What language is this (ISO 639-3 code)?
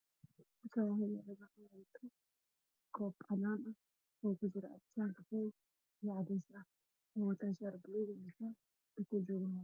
som